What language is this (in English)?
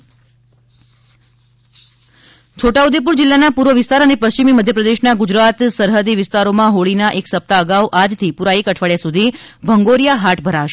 Gujarati